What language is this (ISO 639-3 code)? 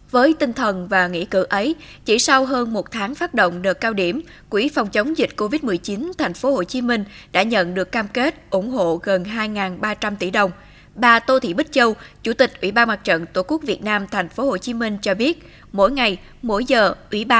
vie